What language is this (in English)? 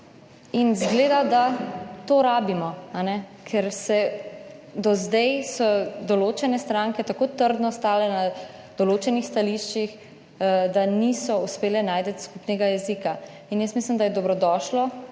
Slovenian